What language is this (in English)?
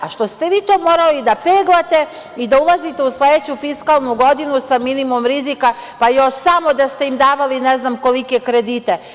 Serbian